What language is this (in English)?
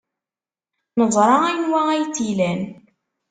Kabyle